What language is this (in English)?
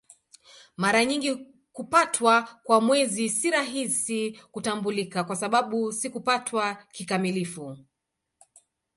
Swahili